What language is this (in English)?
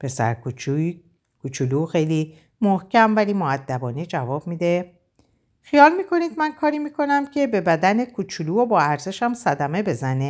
Persian